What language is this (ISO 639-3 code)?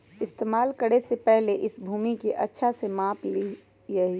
mag